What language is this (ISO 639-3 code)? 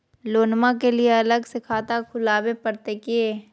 mag